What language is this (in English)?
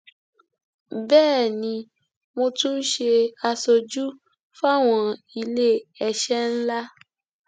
Yoruba